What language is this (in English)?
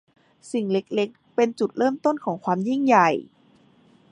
Thai